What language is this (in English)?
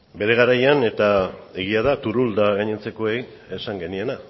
Basque